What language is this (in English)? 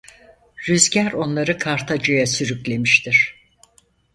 Turkish